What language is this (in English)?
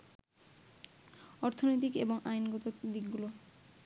Bangla